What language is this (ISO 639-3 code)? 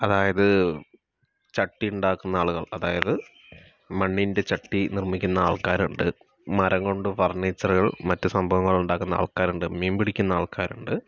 mal